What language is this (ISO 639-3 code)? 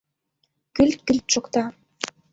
chm